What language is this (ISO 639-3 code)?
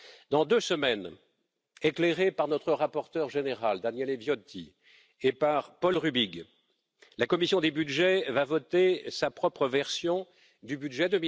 fra